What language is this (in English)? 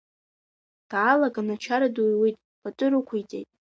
Abkhazian